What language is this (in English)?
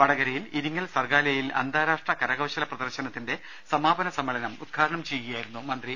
Malayalam